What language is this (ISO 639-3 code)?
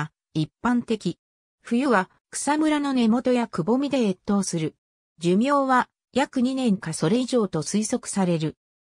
jpn